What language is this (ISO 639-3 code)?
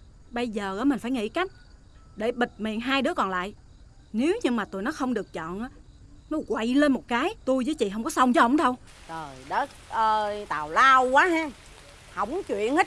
vie